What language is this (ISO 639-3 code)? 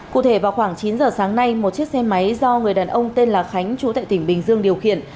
vie